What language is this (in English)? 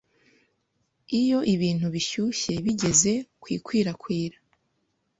Kinyarwanda